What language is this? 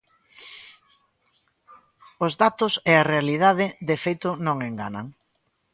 Galician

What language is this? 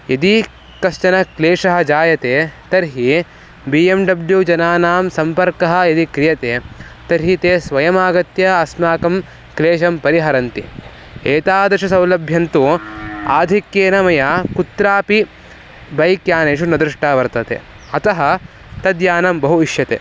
Sanskrit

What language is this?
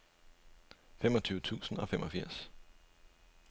Danish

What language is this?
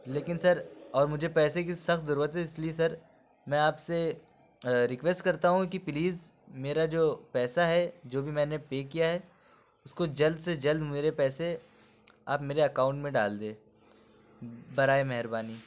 Urdu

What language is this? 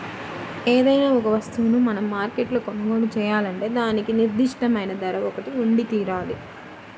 Telugu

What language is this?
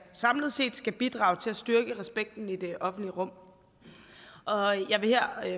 Danish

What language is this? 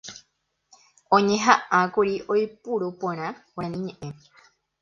Guarani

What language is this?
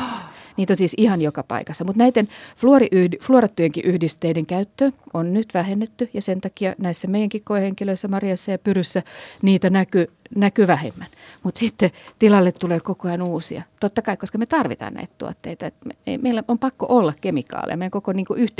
Finnish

